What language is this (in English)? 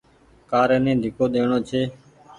Goaria